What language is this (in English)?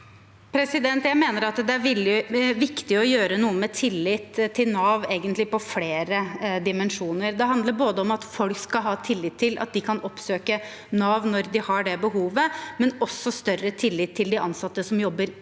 Norwegian